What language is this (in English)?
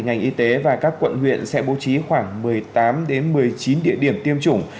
Vietnamese